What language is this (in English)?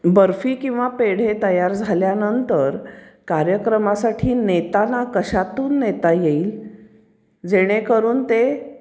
Marathi